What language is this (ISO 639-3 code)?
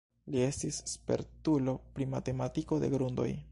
epo